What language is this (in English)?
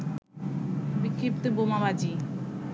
Bangla